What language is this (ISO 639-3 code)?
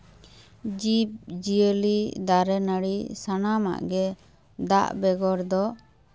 sat